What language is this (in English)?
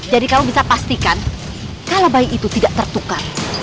Indonesian